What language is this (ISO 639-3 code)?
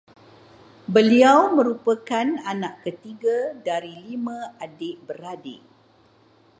msa